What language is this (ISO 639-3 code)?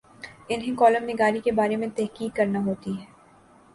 urd